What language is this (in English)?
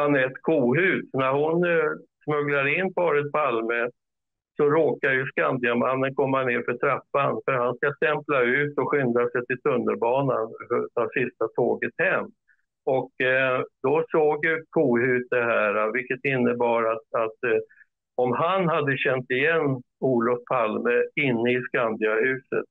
Swedish